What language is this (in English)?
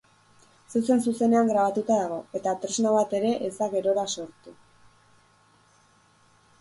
Basque